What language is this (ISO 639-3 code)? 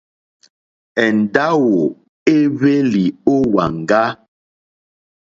bri